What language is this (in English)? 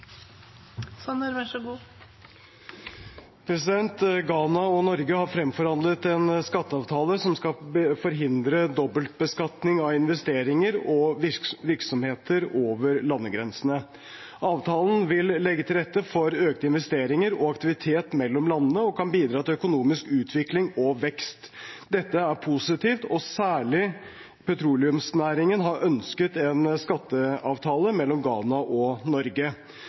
Norwegian Bokmål